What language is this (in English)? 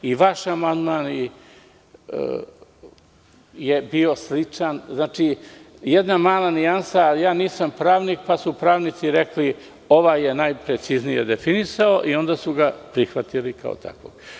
Serbian